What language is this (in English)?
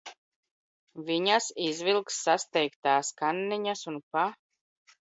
Latvian